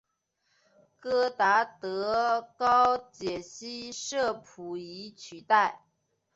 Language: Chinese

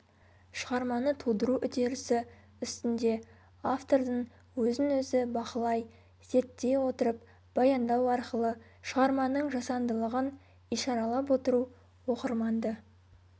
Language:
Kazakh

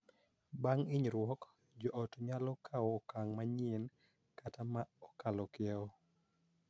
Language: Luo (Kenya and Tanzania)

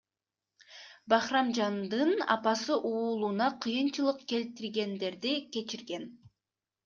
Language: Kyrgyz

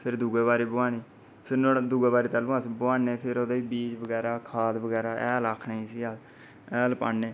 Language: Dogri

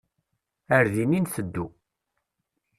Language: Kabyle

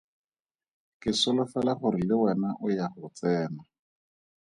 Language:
Tswana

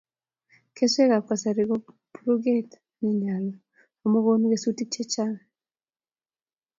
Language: Kalenjin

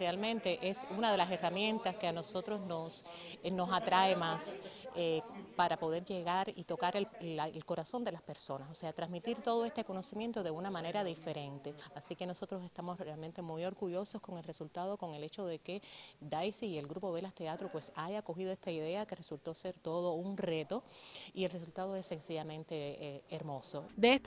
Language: Spanish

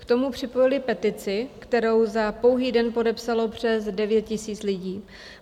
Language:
Czech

